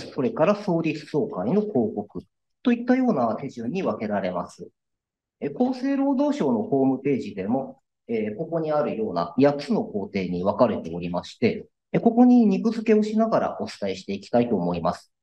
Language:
Japanese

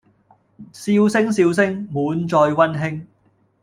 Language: Cantonese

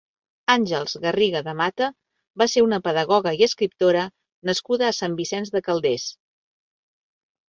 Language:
Catalan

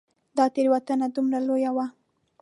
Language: Pashto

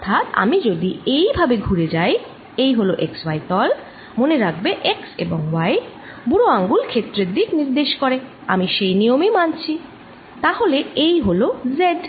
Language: Bangla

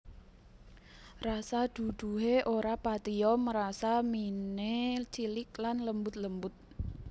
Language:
Javanese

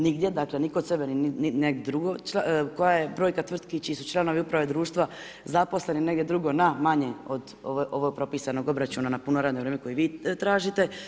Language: Croatian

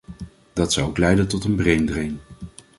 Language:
Dutch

